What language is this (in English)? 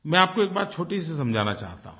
Hindi